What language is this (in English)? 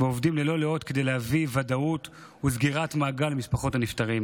Hebrew